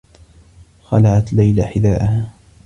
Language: Arabic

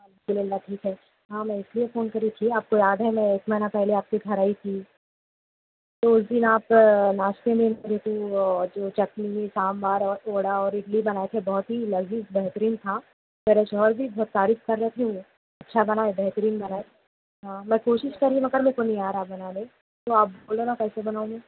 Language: Urdu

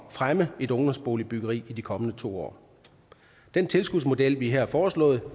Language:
Danish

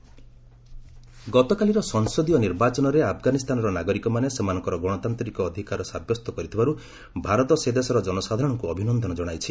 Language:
Odia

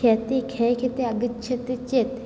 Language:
Sanskrit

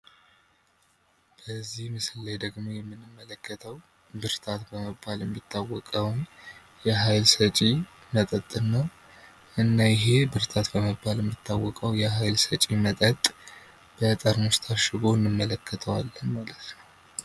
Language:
Amharic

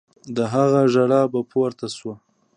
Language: Pashto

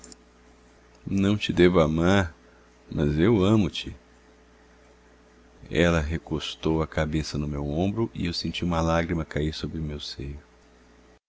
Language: Portuguese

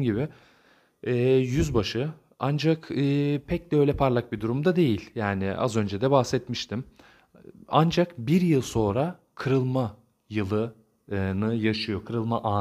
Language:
Turkish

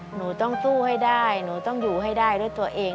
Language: Thai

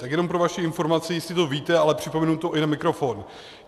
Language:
Czech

